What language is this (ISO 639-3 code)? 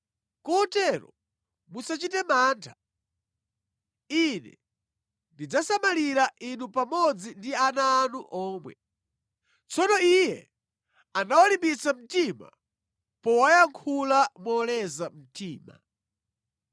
nya